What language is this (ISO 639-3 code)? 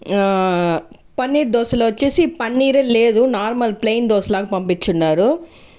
tel